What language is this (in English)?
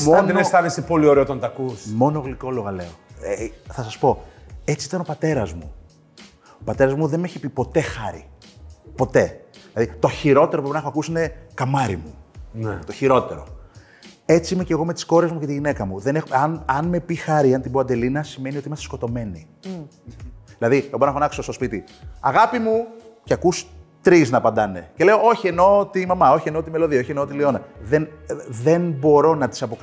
Greek